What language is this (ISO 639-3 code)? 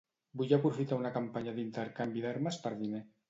cat